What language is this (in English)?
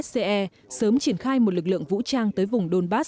Vietnamese